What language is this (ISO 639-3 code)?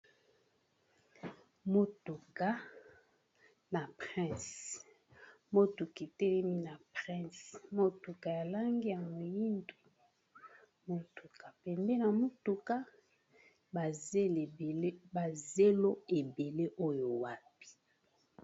lin